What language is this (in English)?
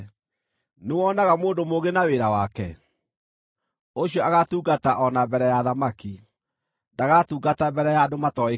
Kikuyu